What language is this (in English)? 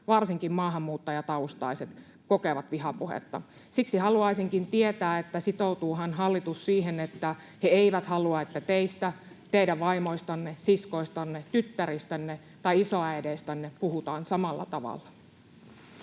Finnish